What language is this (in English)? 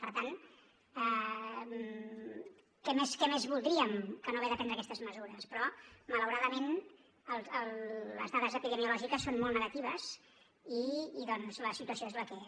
Catalan